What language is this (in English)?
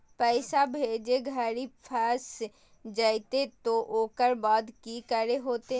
Magahi